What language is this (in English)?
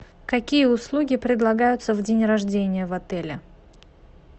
Russian